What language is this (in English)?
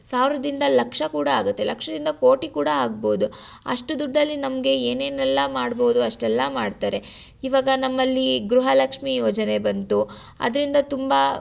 Kannada